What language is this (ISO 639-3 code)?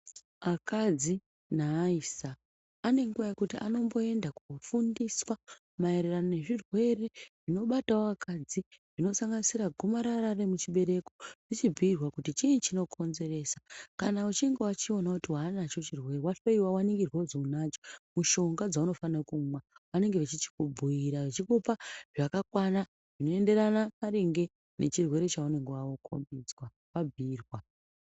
ndc